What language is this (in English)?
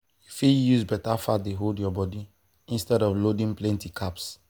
Nigerian Pidgin